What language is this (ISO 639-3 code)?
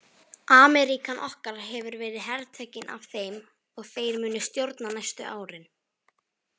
isl